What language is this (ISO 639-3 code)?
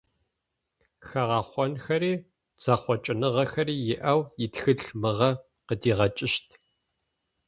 ady